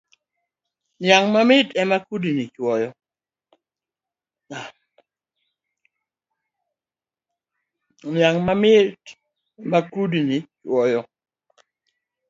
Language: Luo (Kenya and Tanzania)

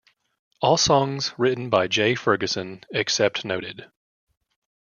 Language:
English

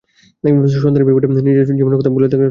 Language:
Bangla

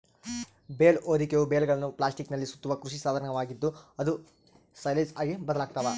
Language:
Kannada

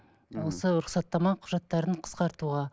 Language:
Kazakh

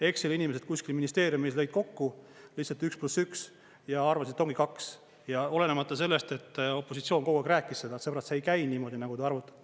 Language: Estonian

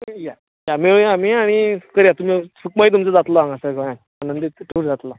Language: Konkani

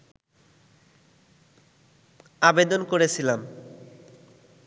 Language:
Bangla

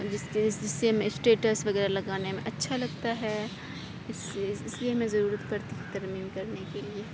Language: Urdu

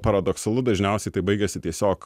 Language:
Lithuanian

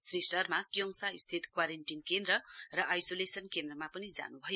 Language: Nepali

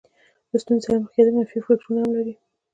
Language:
Pashto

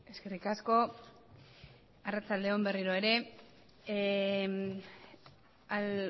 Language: Basque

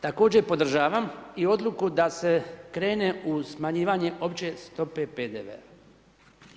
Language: Croatian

